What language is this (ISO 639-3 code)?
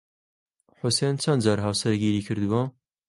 ckb